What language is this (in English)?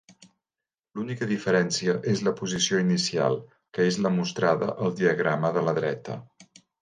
Catalan